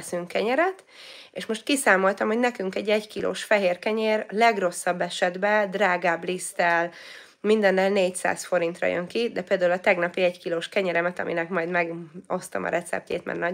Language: Hungarian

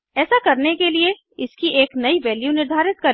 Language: Hindi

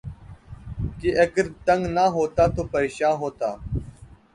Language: Urdu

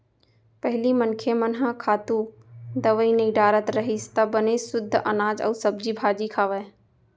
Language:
Chhattisgarhi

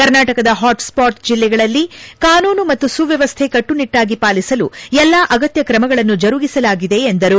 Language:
Kannada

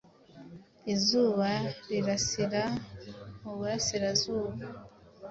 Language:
Kinyarwanda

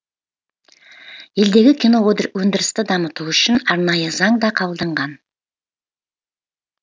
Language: Kazakh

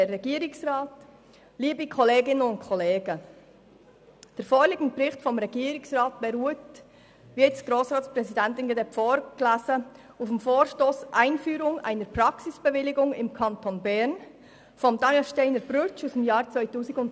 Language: Swiss German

